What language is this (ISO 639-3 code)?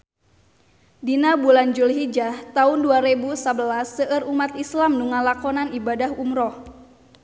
sun